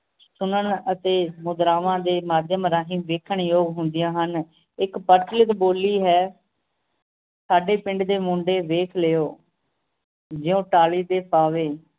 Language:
Punjabi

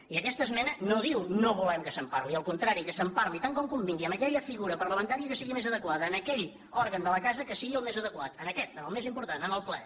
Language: Catalan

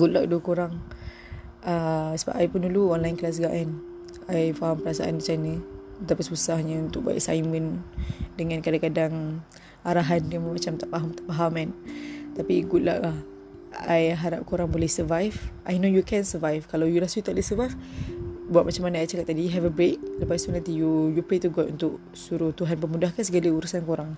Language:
Malay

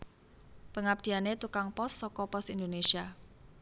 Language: Javanese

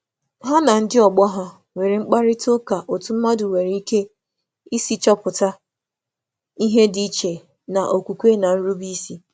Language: Igbo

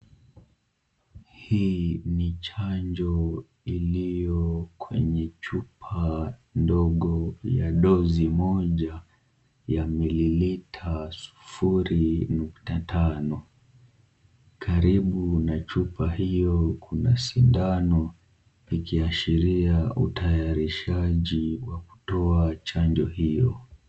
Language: Swahili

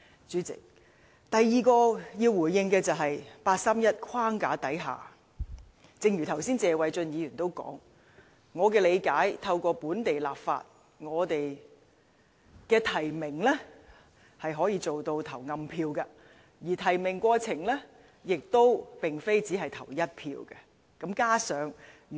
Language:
Cantonese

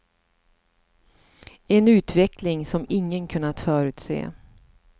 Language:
Swedish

